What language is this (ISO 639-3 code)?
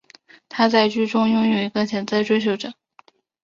zho